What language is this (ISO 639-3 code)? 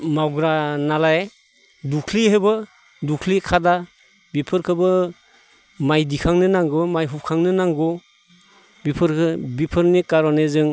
brx